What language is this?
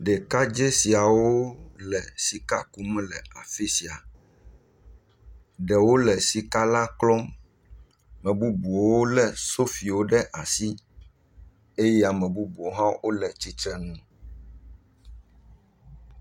Ewe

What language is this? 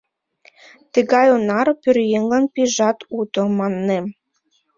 Mari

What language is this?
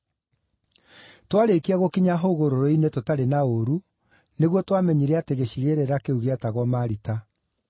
Kikuyu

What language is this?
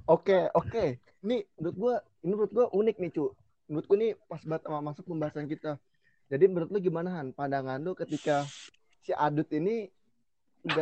Indonesian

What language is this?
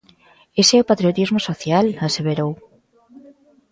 Galician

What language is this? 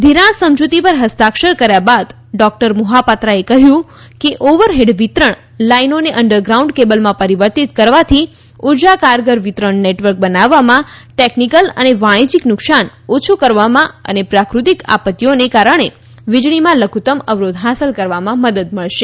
Gujarati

